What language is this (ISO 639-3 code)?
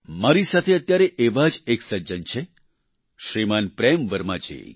guj